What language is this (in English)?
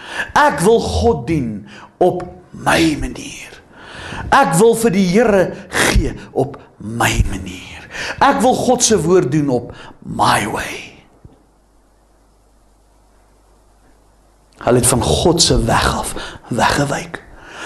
Dutch